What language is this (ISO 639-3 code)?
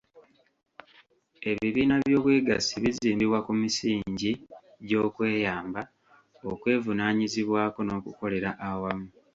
lug